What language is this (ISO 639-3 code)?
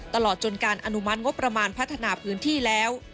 tha